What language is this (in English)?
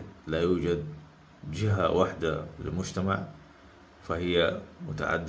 Arabic